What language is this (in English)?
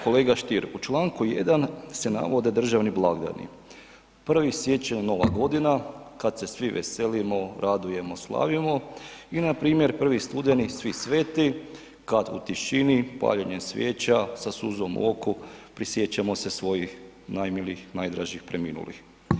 Croatian